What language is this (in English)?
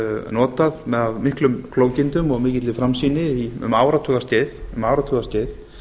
Icelandic